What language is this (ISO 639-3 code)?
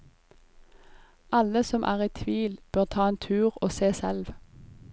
nor